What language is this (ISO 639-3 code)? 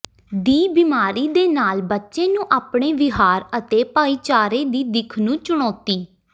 pan